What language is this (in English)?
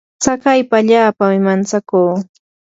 Yanahuanca Pasco Quechua